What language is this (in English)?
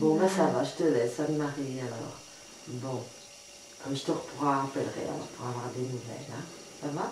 French